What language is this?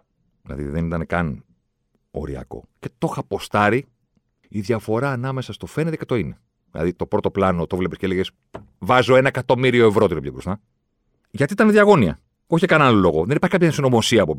Greek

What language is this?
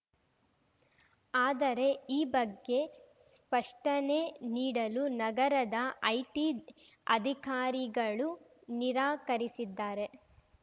Kannada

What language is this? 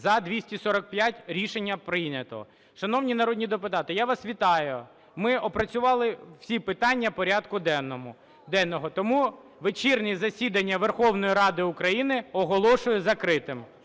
Ukrainian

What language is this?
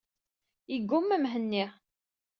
Kabyle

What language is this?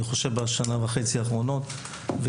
Hebrew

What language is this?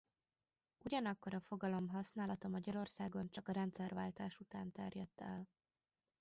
Hungarian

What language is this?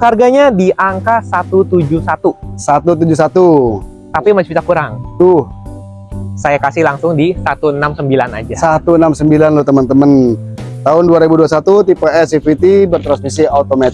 Indonesian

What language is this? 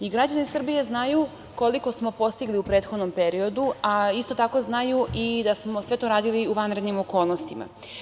Serbian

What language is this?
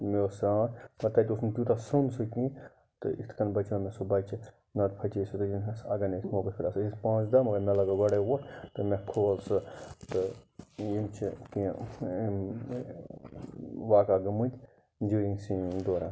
Kashmiri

